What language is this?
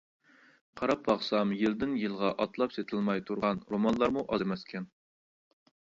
Uyghur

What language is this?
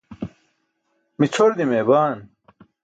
Burushaski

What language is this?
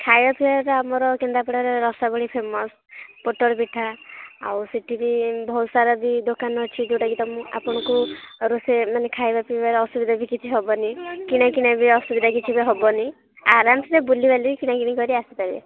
Odia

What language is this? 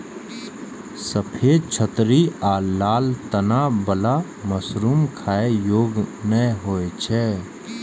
Maithili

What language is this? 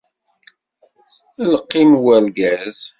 Kabyle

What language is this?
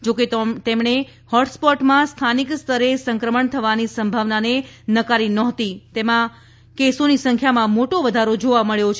Gujarati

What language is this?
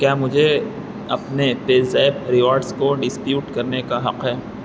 Urdu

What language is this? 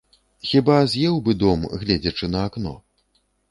Belarusian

